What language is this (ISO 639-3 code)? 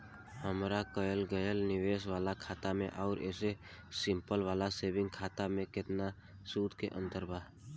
bho